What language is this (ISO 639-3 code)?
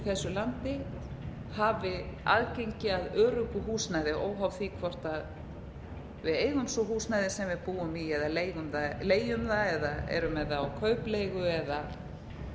isl